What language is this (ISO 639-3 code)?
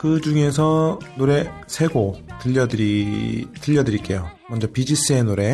kor